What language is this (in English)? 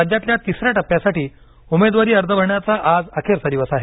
Marathi